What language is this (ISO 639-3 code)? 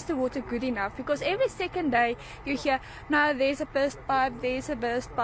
eng